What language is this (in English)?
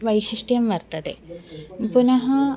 Sanskrit